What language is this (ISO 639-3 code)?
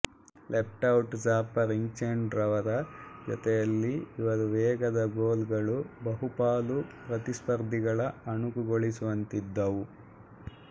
kan